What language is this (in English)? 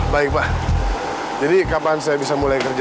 Indonesian